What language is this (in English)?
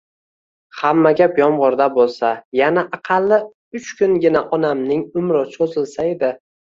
Uzbek